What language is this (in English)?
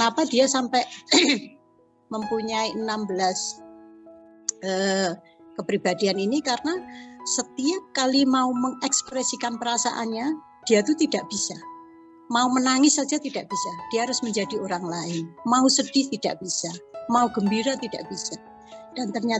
Indonesian